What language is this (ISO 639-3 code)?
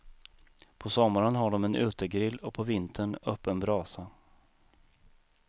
swe